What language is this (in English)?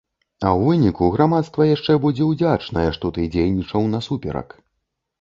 Belarusian